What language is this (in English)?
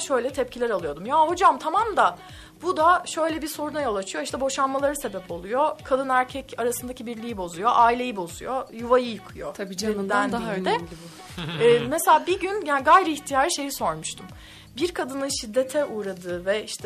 Turkish